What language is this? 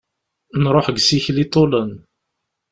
Kabyle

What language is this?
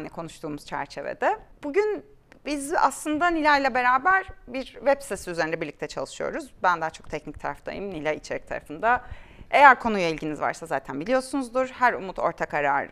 Turkish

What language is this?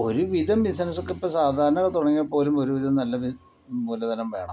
Malayalam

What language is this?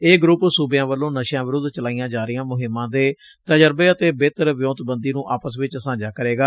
Punjabi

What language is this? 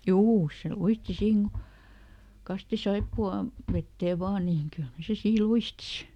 Finnish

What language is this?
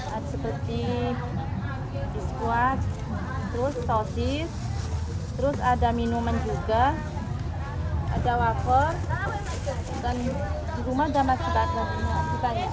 Indonesian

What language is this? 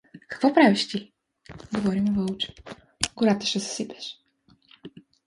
Bulgarian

